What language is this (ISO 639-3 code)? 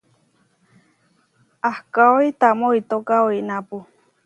var